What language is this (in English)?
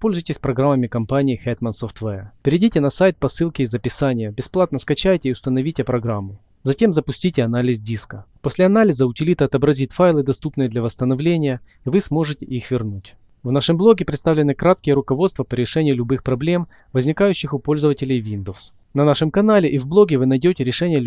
Russian